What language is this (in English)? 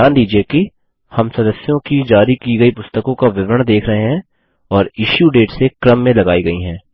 Hindi